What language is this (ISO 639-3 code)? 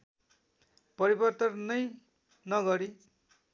nep